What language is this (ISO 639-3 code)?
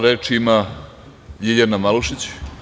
srp